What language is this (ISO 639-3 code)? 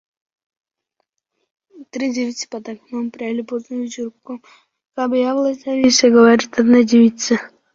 uzb